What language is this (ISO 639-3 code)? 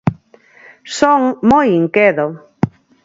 glg